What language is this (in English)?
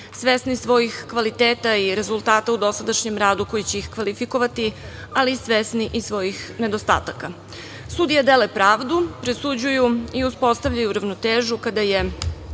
Serbian